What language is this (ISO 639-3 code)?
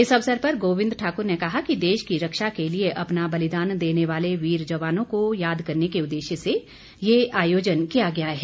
hin